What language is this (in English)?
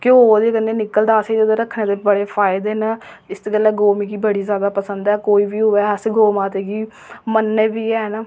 Dogri